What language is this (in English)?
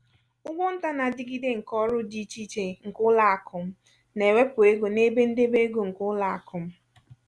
Igbo